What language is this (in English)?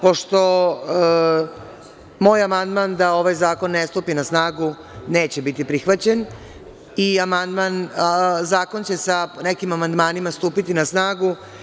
Serbian